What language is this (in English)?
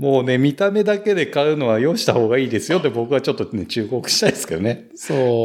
Japanese